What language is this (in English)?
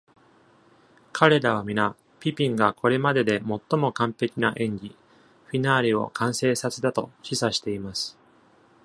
Japanese